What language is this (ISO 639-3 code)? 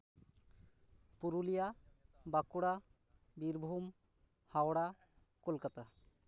sat